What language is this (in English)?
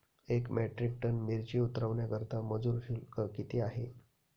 Marathi